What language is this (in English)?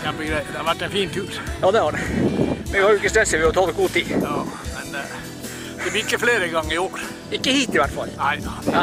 Swedish